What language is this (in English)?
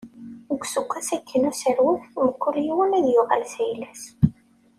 Kabyle